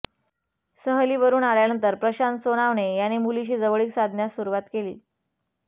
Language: Marathi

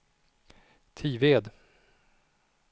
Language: Swedish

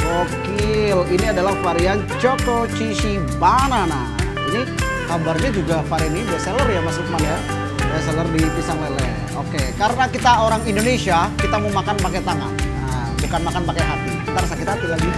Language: Indonesian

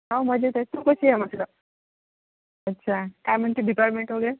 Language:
Marathi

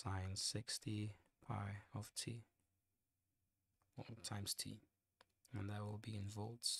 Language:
English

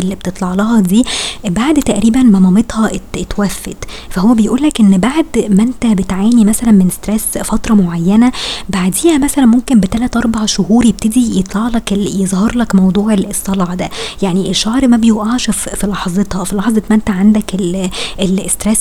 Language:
Arabic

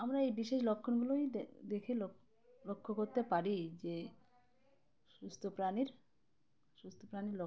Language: Bangla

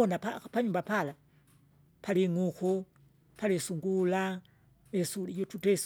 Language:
Kinga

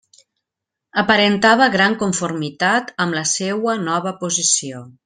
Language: Catalan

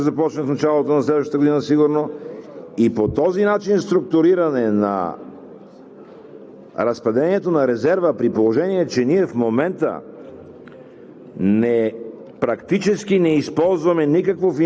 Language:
Bulgarian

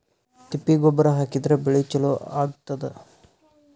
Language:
Kannada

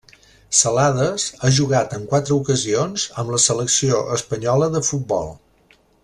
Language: Catalan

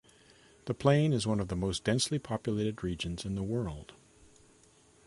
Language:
English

